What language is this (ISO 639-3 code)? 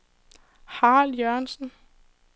dan